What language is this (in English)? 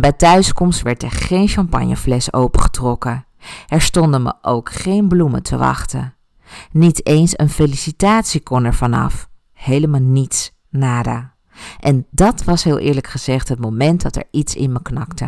Dutch